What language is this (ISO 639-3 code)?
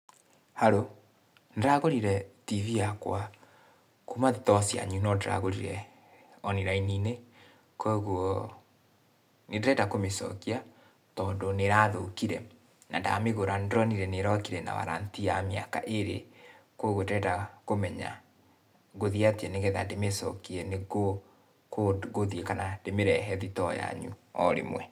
kik